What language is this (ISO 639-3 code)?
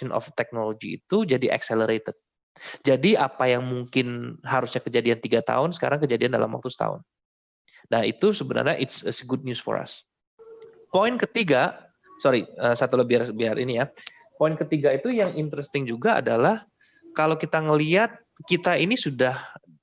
ind